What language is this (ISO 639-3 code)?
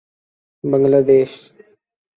urd